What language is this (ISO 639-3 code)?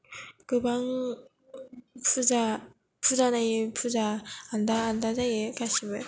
brx